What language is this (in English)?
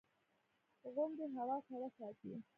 Pashto